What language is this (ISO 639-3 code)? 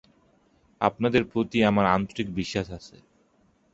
ben